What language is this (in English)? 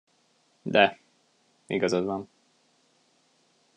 Hungarian